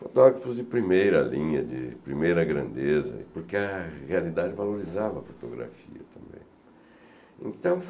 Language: Portuguese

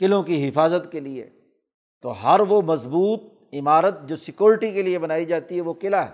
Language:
Urdu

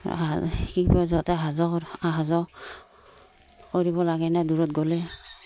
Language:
Assamese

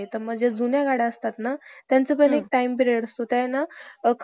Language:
Marathi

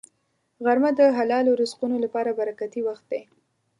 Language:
Pashto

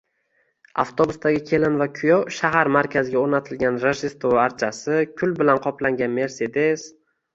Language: Uzbek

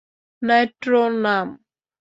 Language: Bangla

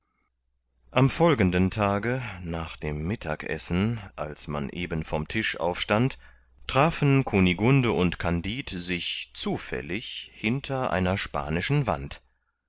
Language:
German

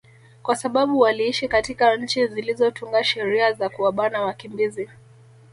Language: Swahili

